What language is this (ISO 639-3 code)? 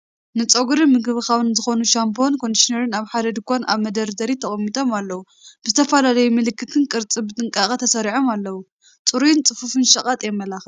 tir